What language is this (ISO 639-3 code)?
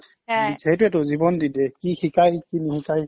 asm